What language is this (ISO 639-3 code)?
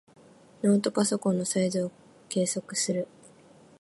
jpn